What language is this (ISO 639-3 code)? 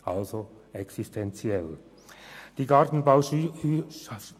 gsw